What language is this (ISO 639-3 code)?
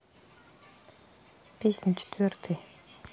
rus